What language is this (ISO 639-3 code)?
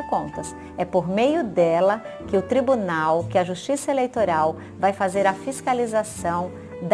por